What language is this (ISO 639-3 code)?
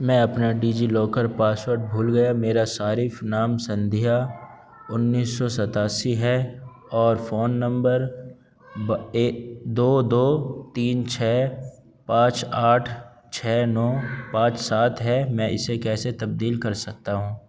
urd